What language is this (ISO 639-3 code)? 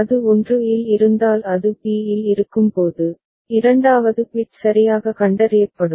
tam